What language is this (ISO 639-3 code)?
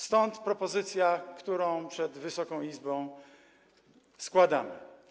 pol